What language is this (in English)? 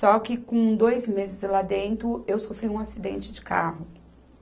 Portuguese